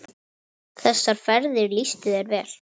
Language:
Icelandic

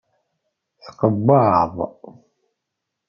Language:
Kabyle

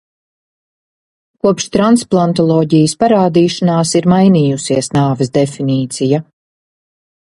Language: Latvian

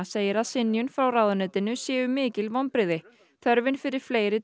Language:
Icelandic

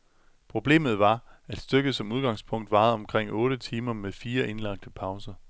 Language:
Danish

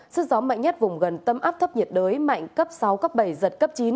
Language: Vietnamese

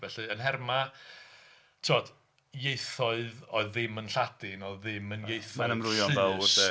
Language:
Welsh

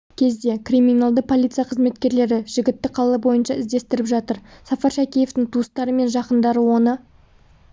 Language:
Kazakh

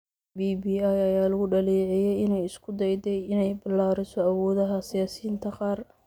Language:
Somali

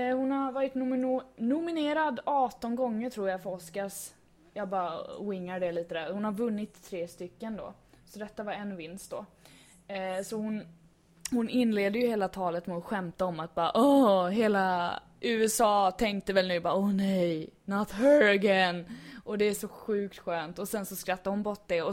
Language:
Swedish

